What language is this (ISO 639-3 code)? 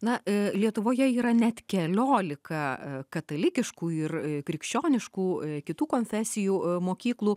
lit